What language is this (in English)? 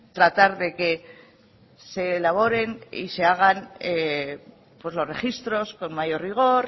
Spanish